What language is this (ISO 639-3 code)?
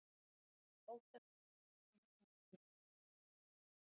isl